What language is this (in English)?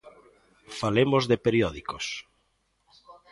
Galician